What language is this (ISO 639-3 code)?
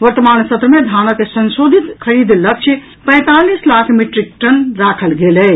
mai